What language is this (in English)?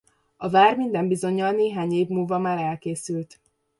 Hungarian